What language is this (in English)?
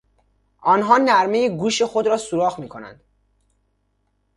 Persian